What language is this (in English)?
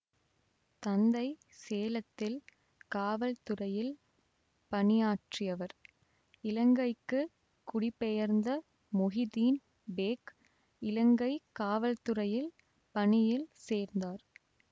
Tamil